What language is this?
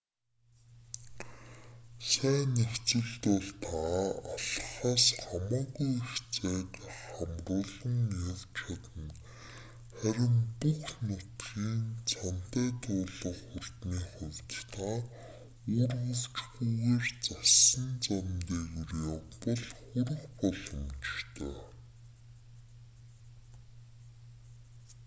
Mongolian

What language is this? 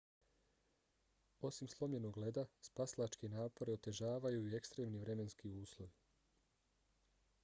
Bosnian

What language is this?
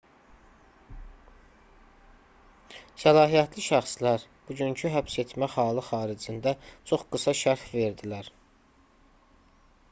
Azerbaijani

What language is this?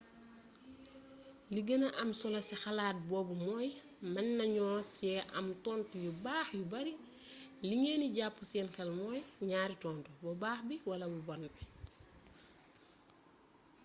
Wolof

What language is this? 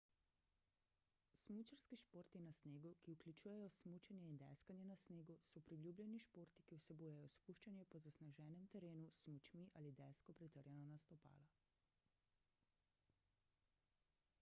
Slovenian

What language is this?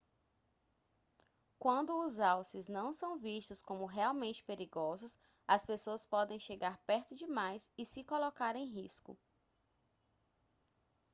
Portuguese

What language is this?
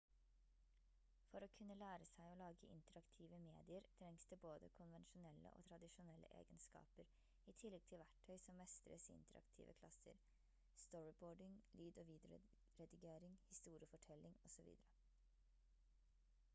Norwegian Bokmål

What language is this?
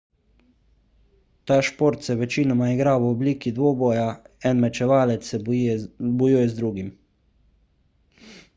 Slovenian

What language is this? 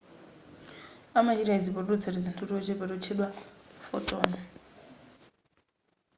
Nyanja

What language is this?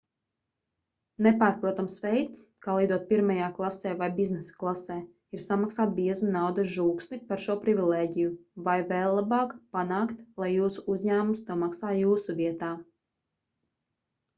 Latvian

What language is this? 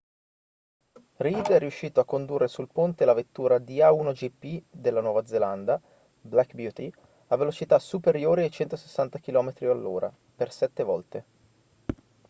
Italian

